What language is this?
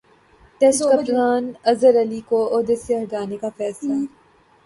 Urdu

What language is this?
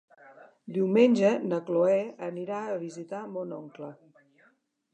Catalan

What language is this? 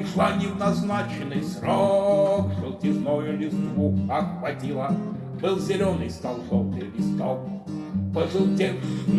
Russian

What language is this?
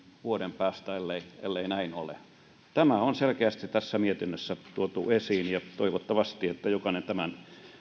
Finnish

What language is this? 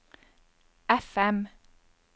Norwegian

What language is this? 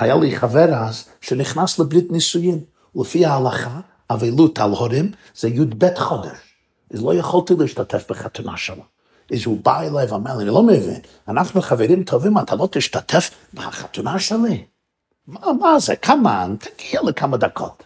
Hebrew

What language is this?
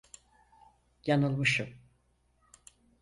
Turkish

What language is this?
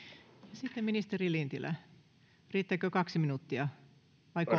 Finnish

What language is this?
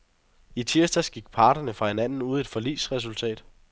Danish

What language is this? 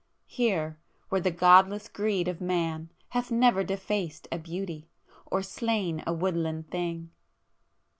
English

